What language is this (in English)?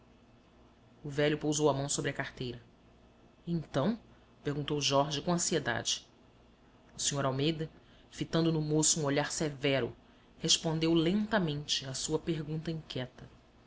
Portuguese